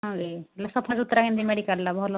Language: Odia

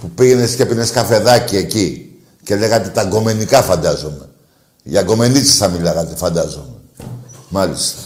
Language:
Greek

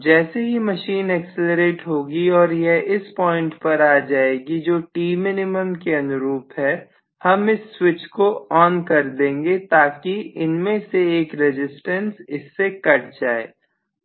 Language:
Hindi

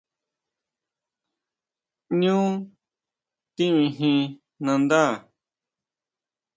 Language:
Huautla Mazatec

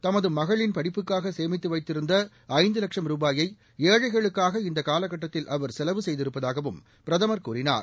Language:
Tamil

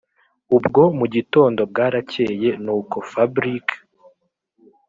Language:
Kinyarwanda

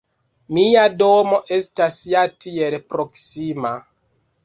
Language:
Esperanto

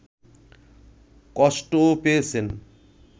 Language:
Bangla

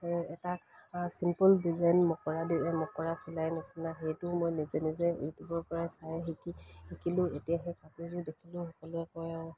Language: Assamese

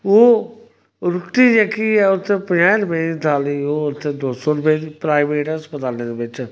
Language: Dogri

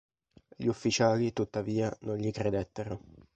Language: Italian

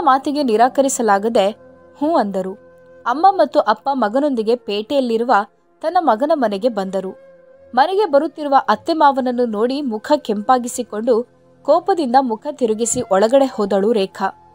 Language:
Kannada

